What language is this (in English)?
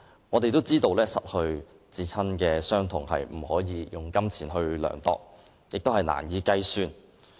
Cantonese